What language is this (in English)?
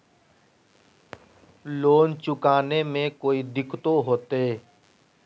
Magahi